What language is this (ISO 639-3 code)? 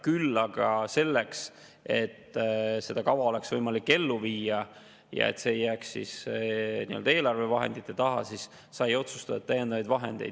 est